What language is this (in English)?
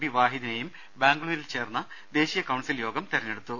Malayalam